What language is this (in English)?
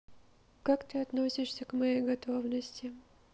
Russian